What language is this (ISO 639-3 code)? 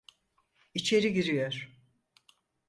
tur